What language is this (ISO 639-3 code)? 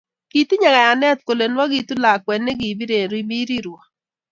kln